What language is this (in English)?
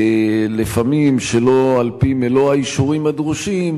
Hebrew